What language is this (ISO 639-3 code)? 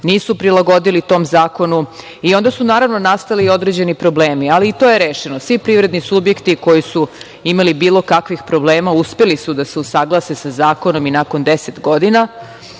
srp